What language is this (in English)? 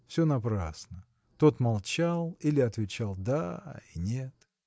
Russian